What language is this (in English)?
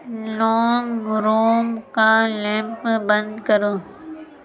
Urdu